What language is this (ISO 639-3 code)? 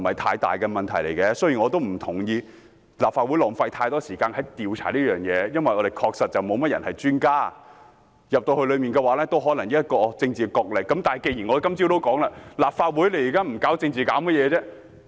yue